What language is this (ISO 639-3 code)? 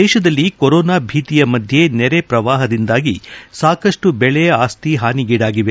kan